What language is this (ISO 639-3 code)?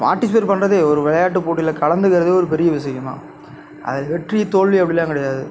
tam